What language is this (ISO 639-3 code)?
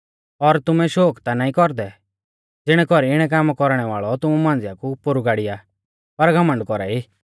bfz